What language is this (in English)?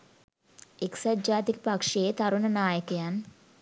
Sinhala